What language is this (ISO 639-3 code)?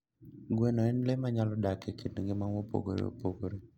luo